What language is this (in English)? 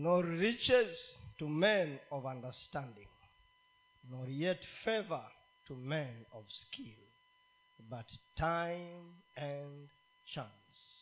Swahili